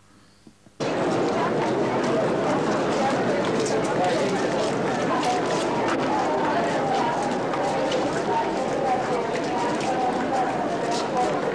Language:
Romanian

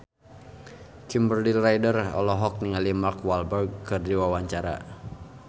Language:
Sundanese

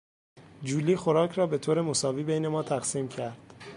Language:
Persian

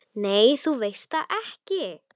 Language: Icelandic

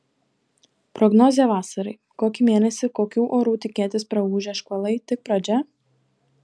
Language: Lithuanian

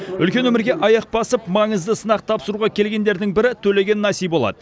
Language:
Kazakh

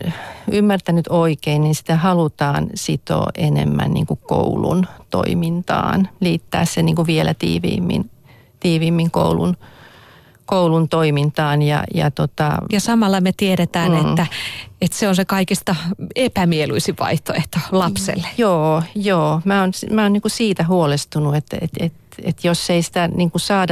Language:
Finnish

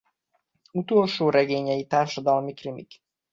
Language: Hungarian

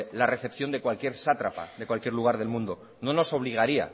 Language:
Spanish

